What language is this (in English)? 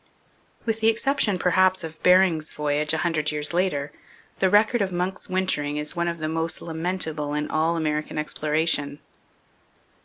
English